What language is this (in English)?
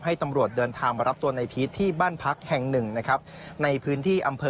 Thai